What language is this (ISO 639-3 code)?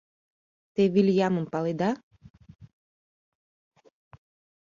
chm